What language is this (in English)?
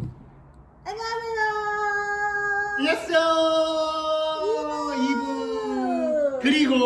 Korean